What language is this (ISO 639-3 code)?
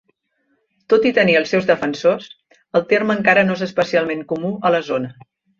cat